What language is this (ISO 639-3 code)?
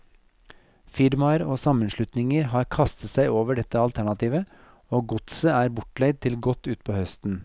nor